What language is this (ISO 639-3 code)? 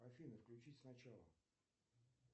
rus